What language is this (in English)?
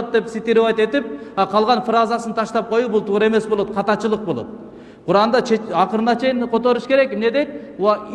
Turkish